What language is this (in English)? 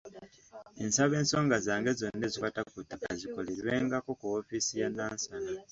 Ganda